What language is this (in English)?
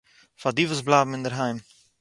Yiddish